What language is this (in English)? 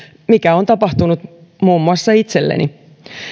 Finnish